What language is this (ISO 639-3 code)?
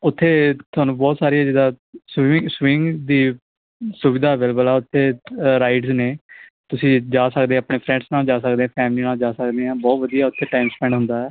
pan